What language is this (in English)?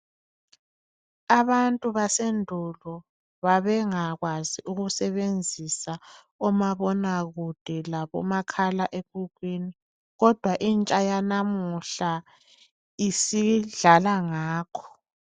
North Ndebele